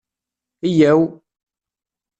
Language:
Kabyle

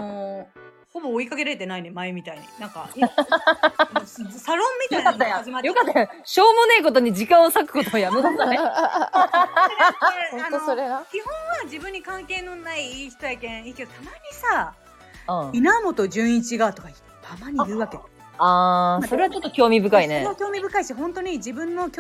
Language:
Japanese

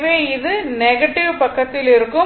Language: Tamil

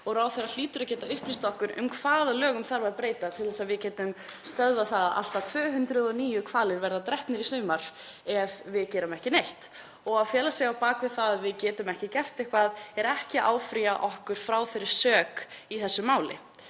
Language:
Icelandic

